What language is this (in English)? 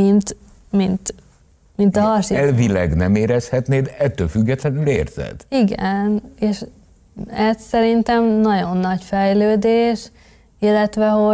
Hungarian